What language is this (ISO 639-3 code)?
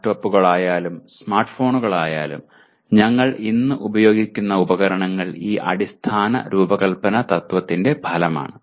mal